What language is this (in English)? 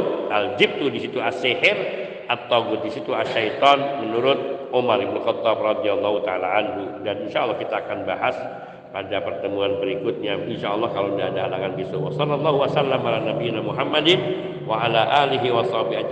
Indonesian